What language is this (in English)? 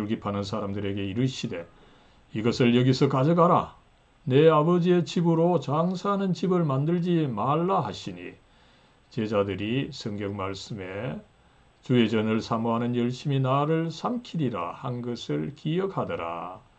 Korean